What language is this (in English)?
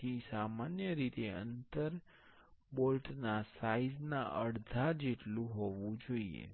Gujarati